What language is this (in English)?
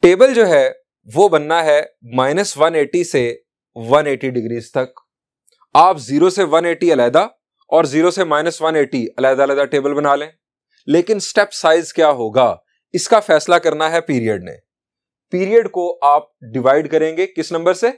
Hindi